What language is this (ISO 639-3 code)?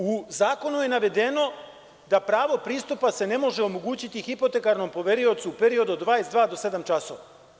srp